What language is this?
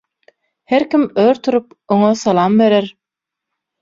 Turkmen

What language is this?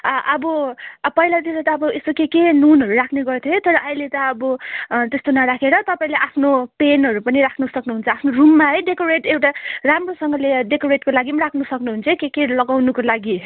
Nepali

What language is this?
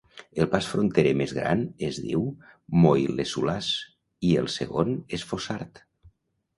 Catalan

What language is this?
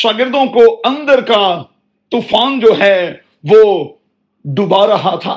Urdu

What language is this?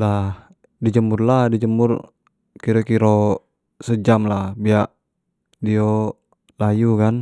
Jambi Malay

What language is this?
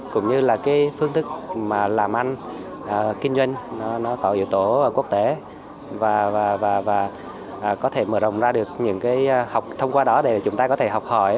Vietnamese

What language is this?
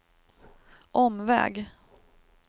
Swedish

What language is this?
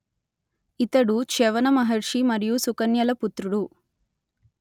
Telugu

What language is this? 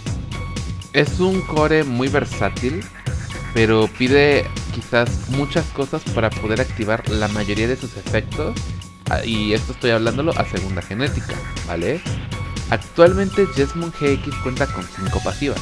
Spanish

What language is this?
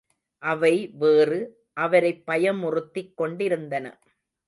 Tamil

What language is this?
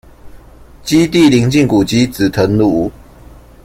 Chinese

